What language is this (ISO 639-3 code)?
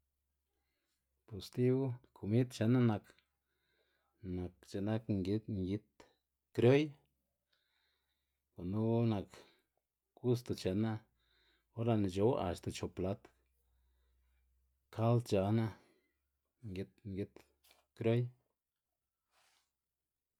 ztg